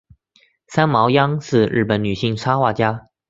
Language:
Chinese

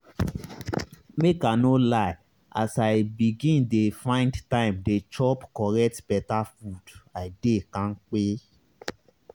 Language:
Nigerian Pidgin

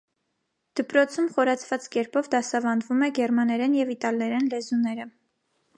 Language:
Armenian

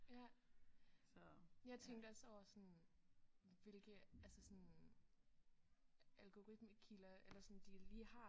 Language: Danish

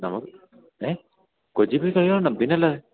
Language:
Malayalam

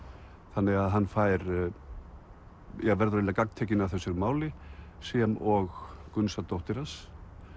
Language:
Icelandic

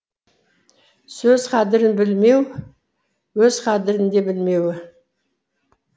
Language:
Kazakh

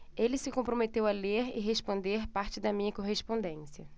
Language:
Portuguese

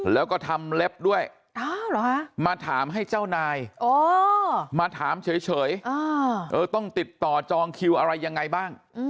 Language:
Thai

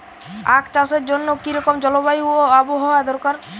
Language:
Bangla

